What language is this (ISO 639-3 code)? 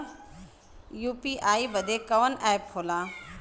bho